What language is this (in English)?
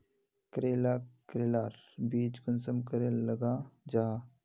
Magahi